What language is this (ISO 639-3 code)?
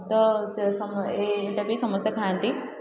ori